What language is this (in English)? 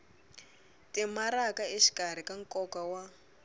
Tsonga